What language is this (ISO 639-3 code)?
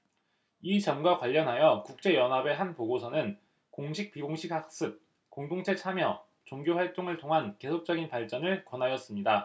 kor